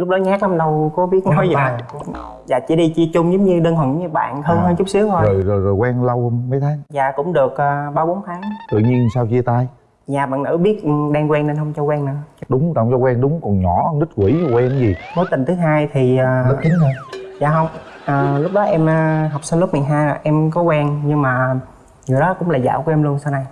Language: Vietnamese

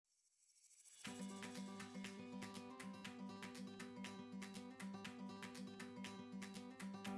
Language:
Italian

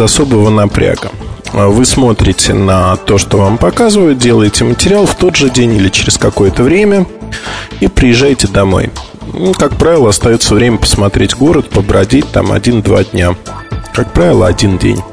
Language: Russian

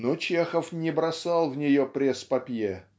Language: Russian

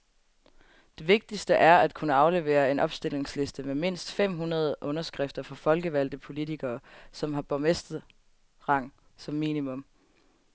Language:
Danish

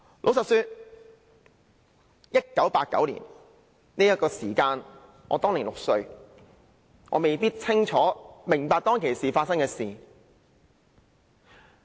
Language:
Cantonese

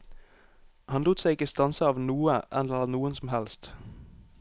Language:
Norwegian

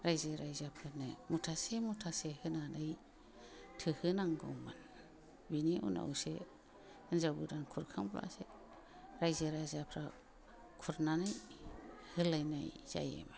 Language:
Bodo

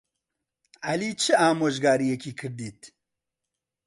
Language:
Central Kurdish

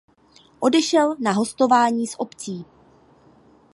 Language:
Czech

